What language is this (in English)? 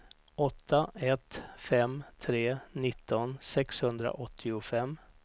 Swedish